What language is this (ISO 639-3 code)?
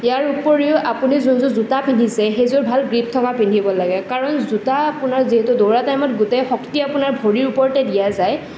asm